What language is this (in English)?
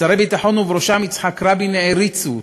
Hebrew